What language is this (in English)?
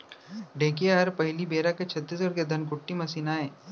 Chhattisgarhi